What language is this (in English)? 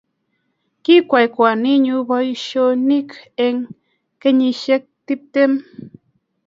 Kalenjin